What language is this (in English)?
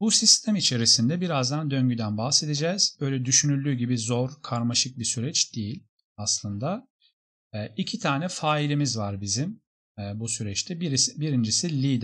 Turkish